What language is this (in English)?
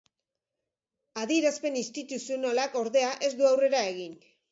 Basque